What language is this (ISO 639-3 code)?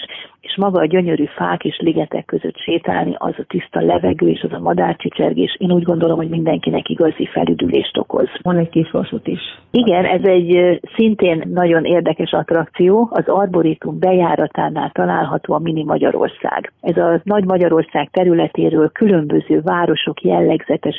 hun